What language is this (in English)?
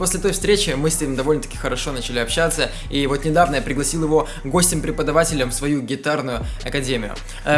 Russian